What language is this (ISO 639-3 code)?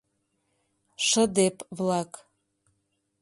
chm